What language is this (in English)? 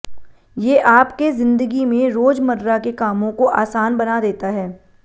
Hindi